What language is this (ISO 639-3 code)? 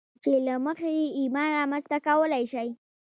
pus